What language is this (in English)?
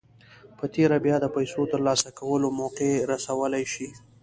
Pashto